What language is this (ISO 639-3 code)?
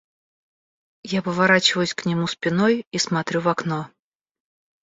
rus